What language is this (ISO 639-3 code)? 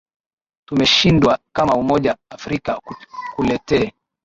swa